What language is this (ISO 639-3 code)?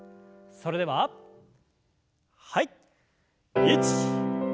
jpn